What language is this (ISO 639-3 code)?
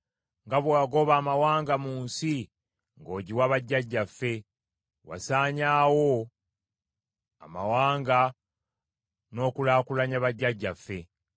lug